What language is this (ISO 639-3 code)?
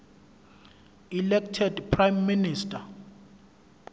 zul